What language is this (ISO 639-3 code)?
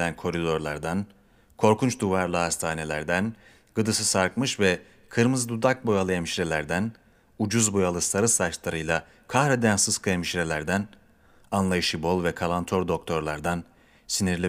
tur